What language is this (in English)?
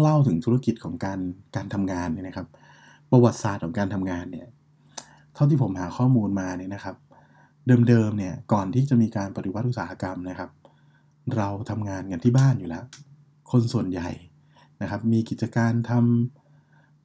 Thai